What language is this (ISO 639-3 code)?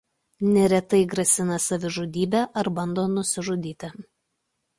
lit